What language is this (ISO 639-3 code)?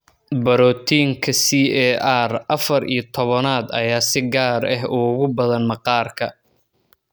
som